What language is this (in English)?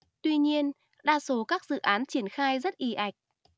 Vietnamese